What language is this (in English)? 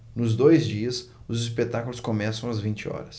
Portuguese